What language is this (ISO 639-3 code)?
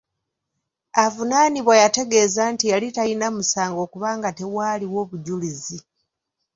lug